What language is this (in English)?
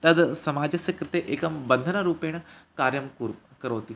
Sanskrit